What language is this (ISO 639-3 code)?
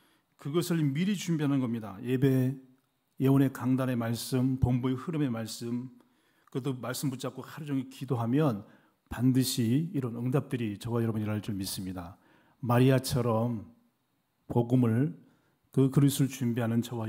kor